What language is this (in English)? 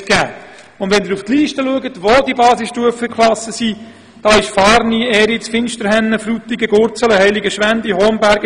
Swiss German